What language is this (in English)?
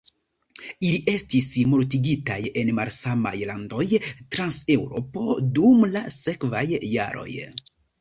Esperanto